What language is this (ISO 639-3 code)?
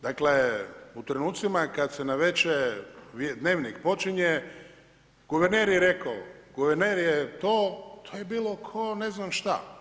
hrv